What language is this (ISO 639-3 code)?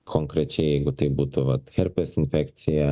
lit